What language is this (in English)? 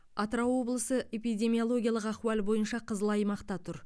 Kazakh